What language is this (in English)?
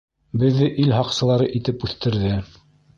Bashkir